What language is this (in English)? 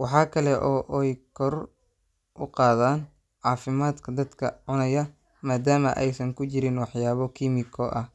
Somali